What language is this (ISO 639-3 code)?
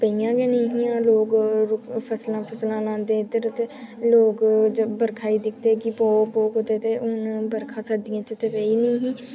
doi